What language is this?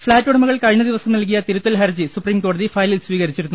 Malayalam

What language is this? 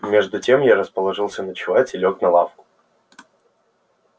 Russian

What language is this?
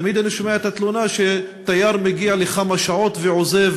Hebrew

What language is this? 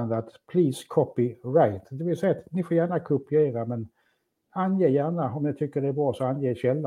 Swedish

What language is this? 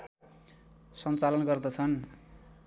Nepali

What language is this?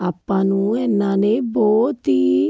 Punjabi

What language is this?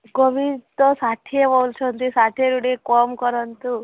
Odia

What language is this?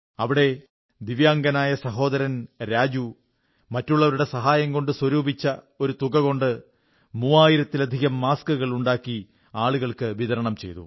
Malayalam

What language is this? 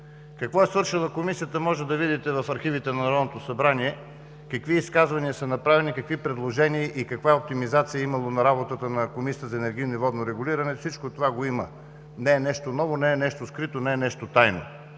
Bulgarian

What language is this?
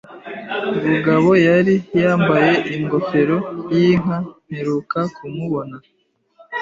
Kinyarwanda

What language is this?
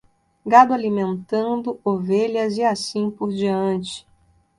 Portuguese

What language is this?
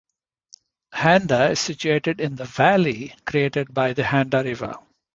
English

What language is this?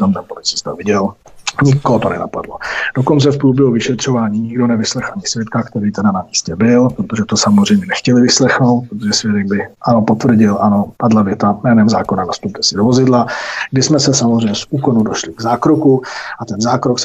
Czech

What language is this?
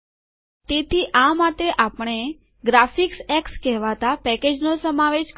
Gujarati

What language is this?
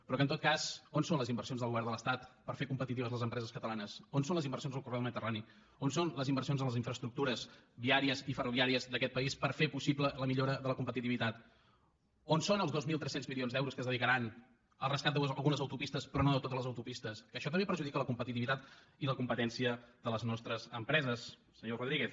Catalan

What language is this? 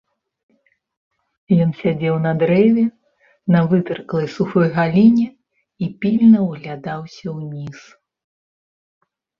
Belarusian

